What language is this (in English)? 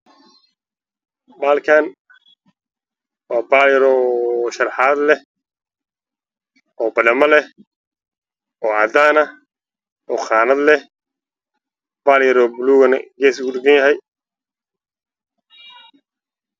Somali